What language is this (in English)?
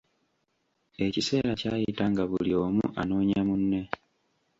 Ganda